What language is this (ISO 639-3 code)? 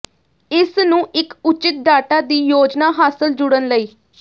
pan